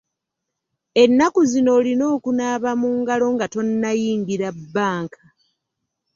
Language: Ganda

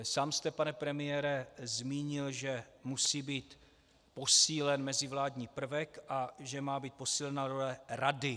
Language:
Czech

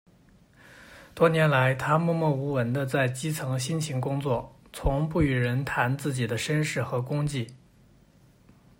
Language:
Chinese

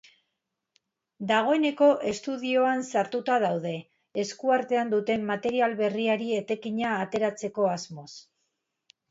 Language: Basque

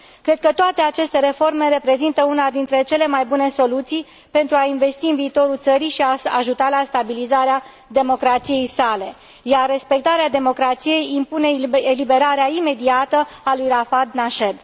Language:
Romanian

